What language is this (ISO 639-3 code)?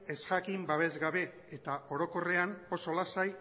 eus